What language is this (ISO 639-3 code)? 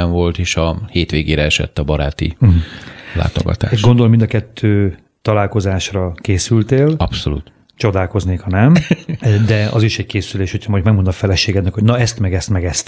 hun